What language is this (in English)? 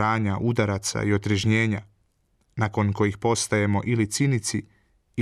Croatian